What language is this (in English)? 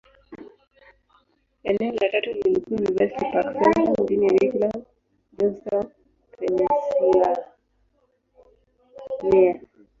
Swahili